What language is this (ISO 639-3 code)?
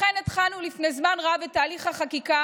heb